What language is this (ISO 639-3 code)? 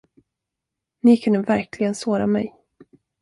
swe